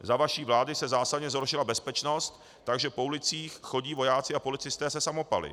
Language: Czech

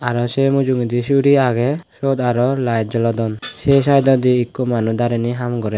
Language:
Chakma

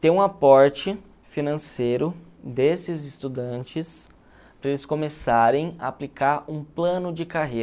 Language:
Portuguese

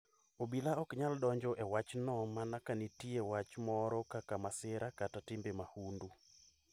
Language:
Luo (Kenya and Tanzania)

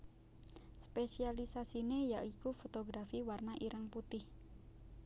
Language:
Javanese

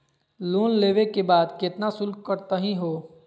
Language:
Magahi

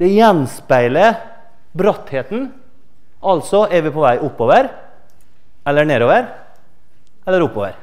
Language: Norwegian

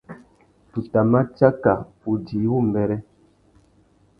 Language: Tuki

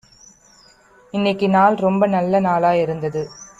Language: Tamil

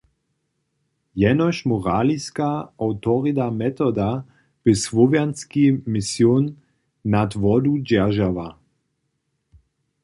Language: Upper Sorbian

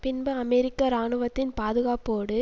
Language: Tamil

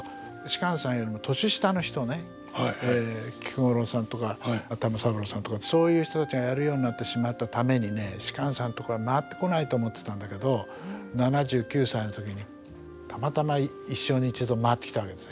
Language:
Japanese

